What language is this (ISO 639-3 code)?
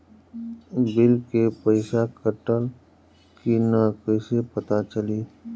bho